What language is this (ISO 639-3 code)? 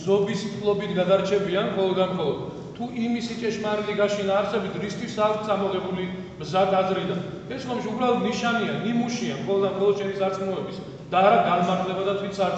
ron